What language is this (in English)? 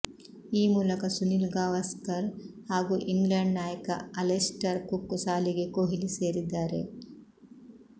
Kannada